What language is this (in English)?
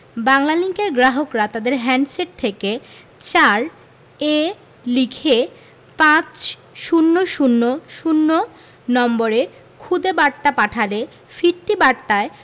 Bangla